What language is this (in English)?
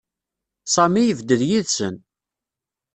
Kabyle